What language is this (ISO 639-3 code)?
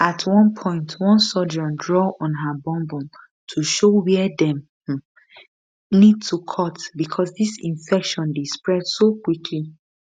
pcm